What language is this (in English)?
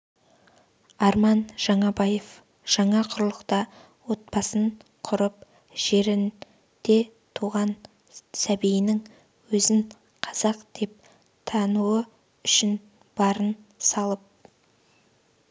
Kazakh